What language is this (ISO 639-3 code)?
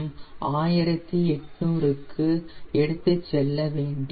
tam